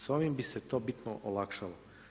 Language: Croatian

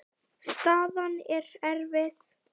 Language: Icelandic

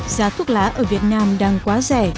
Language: Vietnamese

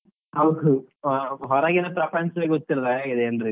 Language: Kannada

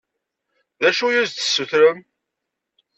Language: Kabyle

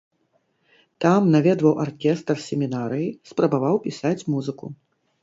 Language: Belarusian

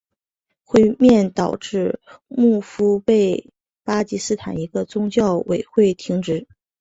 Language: Chinese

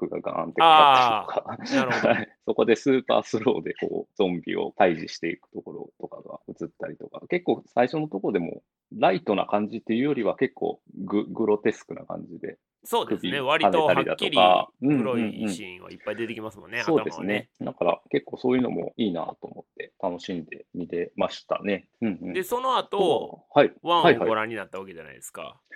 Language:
Japanese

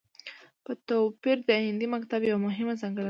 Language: Pashto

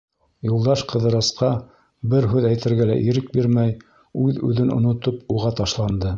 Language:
Bashkir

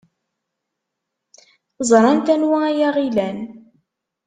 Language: Kabyle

